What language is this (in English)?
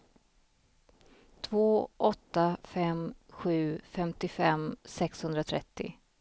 Swedish